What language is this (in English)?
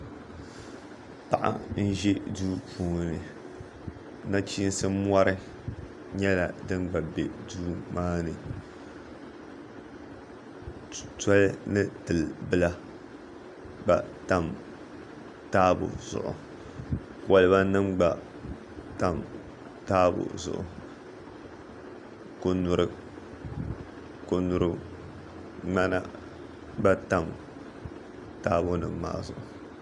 Dagbani